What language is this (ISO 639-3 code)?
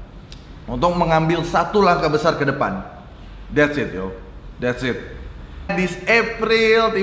ind